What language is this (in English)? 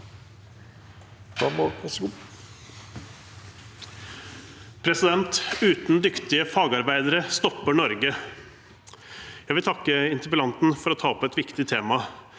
Norwegian